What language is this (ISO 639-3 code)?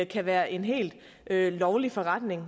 dan